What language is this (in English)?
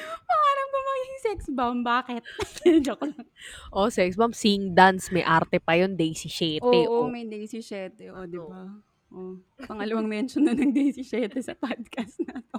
Filipino